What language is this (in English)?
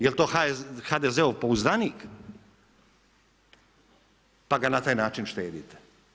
Croatian